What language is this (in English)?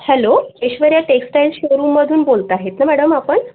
Marathi